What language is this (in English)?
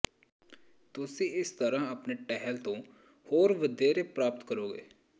Punjabi